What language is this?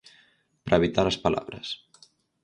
Galician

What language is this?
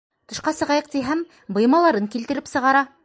Bashkir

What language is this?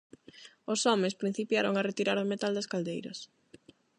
Galician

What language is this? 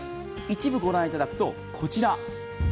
Japanese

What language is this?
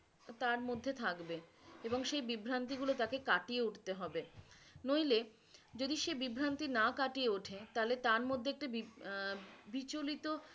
Bangla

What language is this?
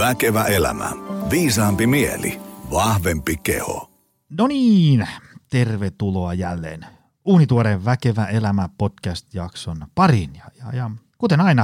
Finnish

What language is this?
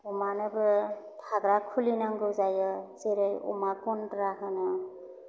Bodo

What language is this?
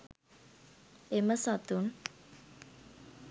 Sinhala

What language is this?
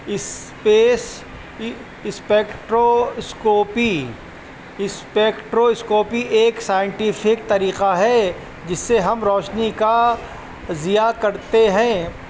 Urdu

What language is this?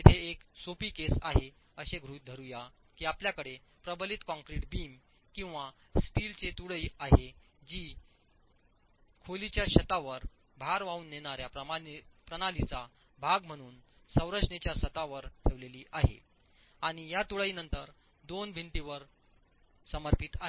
Marathi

